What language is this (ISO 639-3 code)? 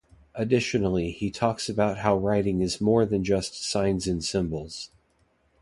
eng